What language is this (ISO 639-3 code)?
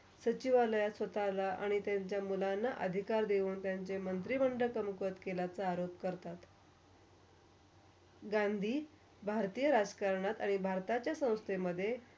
mar